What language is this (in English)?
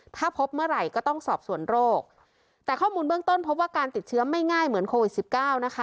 Thai